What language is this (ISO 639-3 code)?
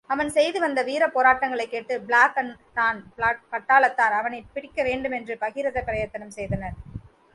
tam